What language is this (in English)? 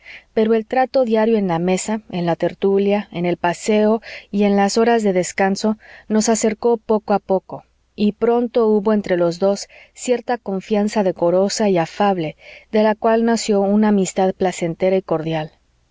Spanish